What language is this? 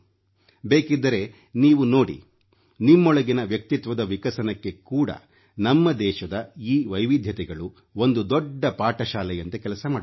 Kannada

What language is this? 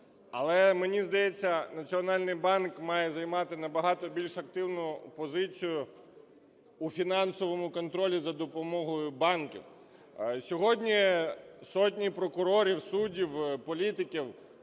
Ukrainian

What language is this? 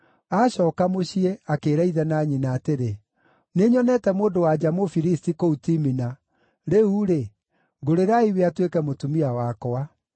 Kikuyu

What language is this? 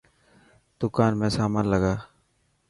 Dhatki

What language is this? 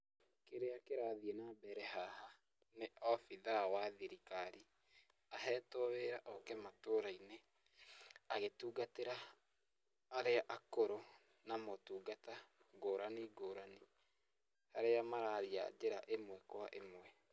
Kikuyu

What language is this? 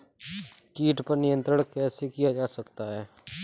Hindi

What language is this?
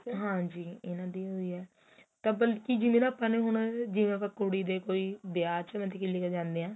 Punjabi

